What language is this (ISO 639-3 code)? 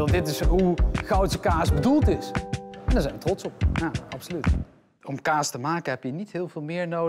nld